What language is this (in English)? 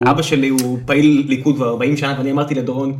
Hebrew